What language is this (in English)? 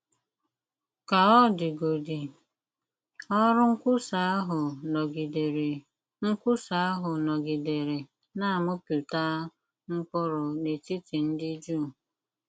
Igbo